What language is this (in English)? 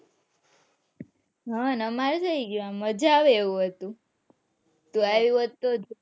Gujarati